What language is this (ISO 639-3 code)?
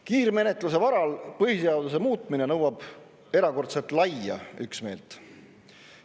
est